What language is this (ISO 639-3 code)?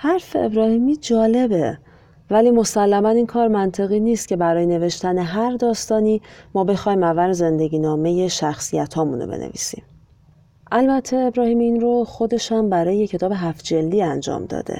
fas